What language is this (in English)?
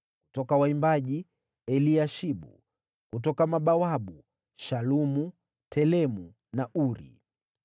Swahili